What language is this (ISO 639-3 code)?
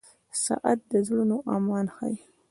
pus